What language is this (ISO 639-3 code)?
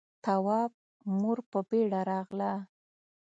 pus